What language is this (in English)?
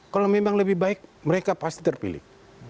Indonesian